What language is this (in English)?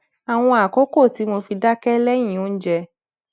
Yoruba